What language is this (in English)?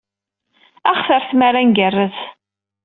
Kabyle